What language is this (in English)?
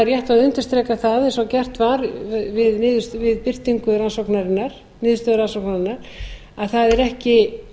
Icelandic